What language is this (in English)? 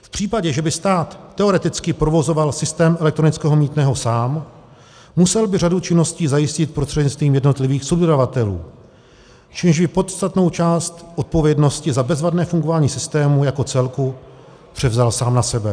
Czech